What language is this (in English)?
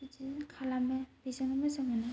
Bodo